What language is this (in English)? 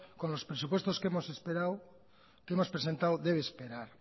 Spanish